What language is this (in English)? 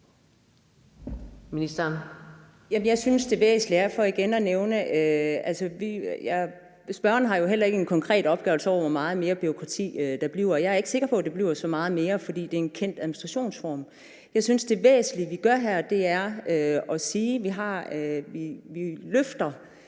Danish